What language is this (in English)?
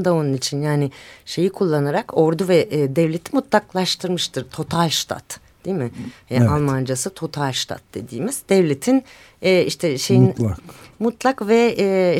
Turkish